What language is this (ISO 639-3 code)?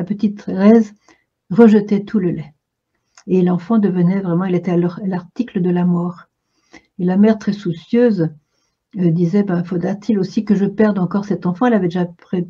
fra